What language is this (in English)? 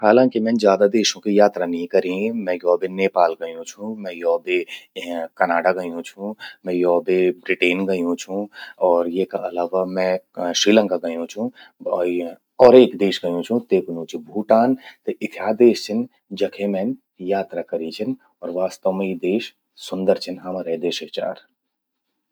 Garhwali